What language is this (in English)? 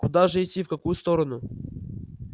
Russian